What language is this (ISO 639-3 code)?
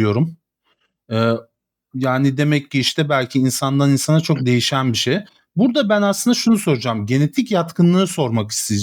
tur